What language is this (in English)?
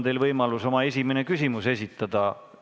Estonian